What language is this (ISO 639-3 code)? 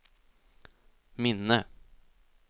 swe